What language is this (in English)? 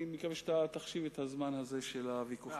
Hebrew